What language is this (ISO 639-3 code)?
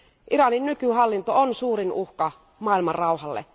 fin